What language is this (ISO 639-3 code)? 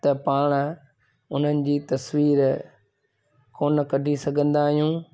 snd